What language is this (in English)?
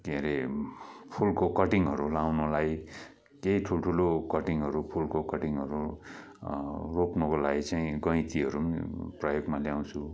Nepali